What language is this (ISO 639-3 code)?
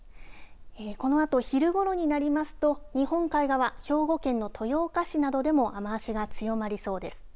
jpn